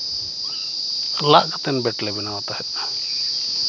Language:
Santali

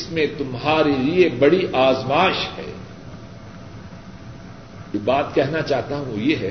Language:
Urdu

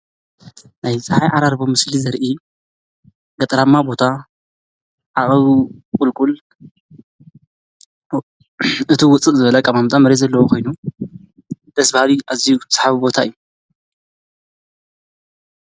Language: Tigrinya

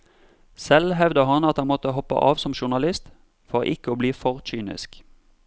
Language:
Norwegian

